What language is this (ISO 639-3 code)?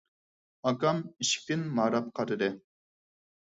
uig